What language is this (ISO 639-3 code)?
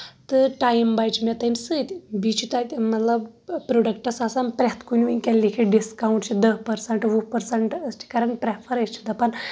kas